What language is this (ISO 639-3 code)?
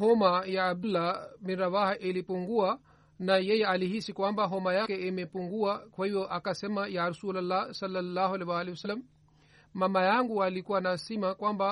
swa